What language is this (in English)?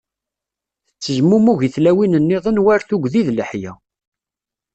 Kabyle